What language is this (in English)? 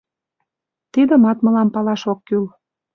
Mari